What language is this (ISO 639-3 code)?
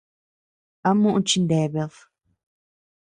cux